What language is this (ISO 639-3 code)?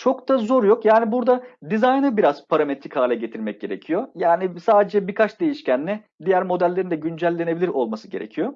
tur